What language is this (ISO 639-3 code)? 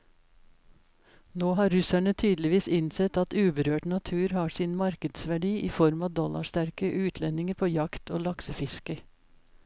nor